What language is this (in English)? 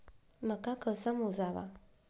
Marathi